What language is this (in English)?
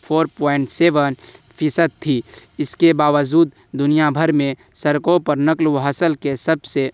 Urdu